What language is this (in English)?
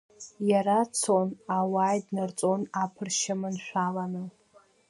Abkhazian